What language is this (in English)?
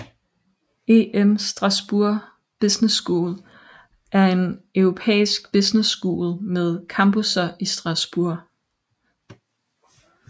Danish